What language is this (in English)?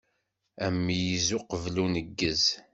Kabyle